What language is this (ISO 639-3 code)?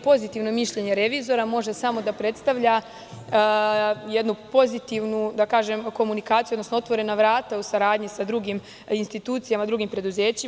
srp